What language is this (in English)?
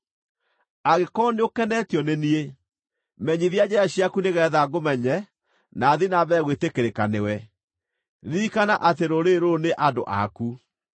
Kikuyu